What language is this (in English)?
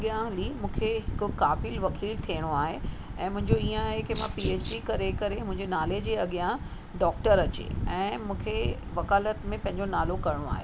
Sindhi